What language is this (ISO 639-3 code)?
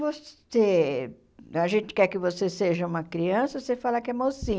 por